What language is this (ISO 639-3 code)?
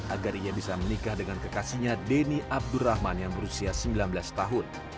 ind